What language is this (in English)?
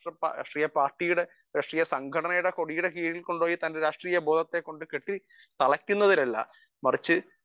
Malayalam